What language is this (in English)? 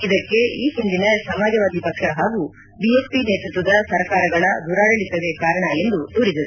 Kannada